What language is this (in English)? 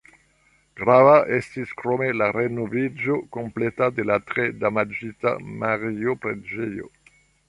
Esperanto